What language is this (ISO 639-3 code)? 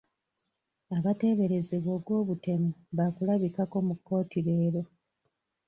lug